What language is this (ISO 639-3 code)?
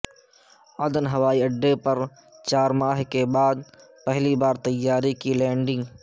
urd